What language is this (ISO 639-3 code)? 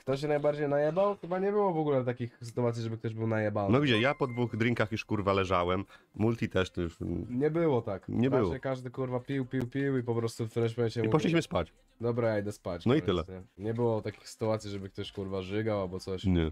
pol